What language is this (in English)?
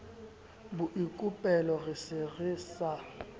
Southern Sotho